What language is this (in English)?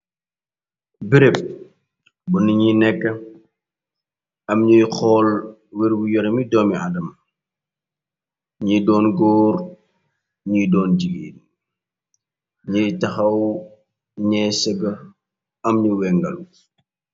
Wolof